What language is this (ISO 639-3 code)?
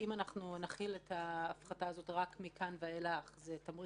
heb